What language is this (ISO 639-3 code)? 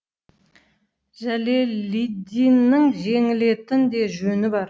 kaz